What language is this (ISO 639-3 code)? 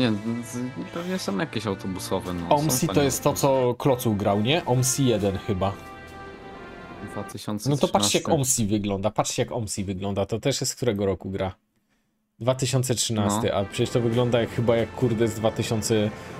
pol